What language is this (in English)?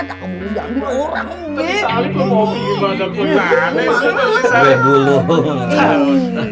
Indonesian